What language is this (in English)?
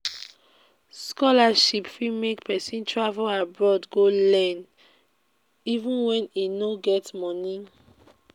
Nigerian Pidgin